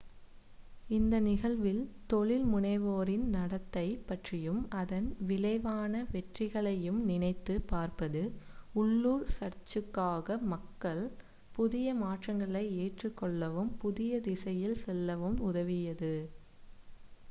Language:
Tamil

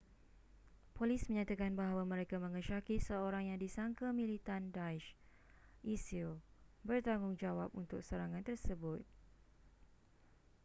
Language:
Malay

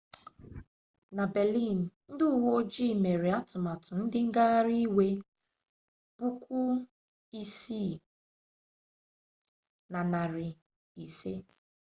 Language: Igbo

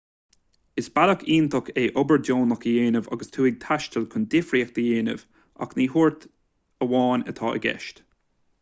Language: Irish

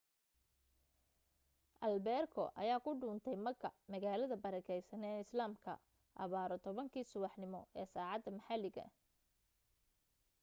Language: Somali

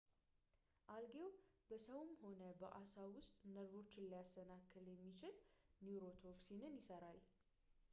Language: Amharic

